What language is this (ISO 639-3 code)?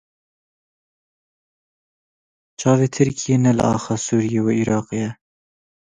kur